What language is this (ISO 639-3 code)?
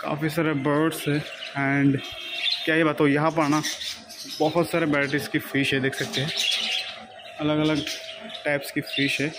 hin